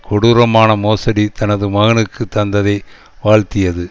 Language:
Tamil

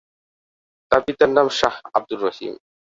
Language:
Bangla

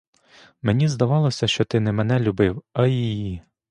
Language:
Ukrainian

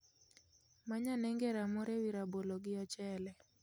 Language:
Luo (Kenya and Tanzania)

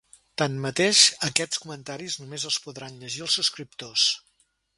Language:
Catalan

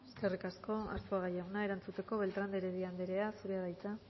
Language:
Basque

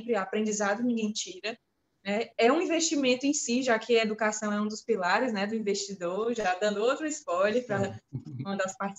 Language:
Portuguese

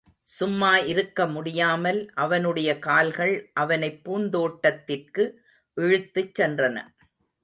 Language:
Tamil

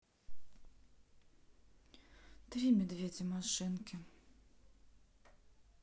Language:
Russian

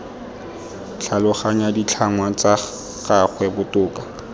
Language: Tswana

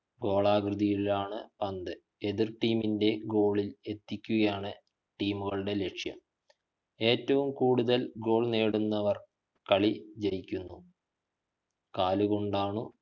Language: Malayalam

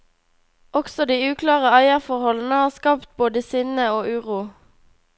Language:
Norwegian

